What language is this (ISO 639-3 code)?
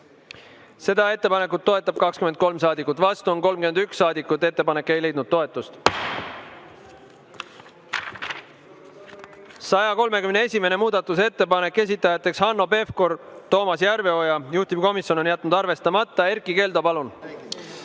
est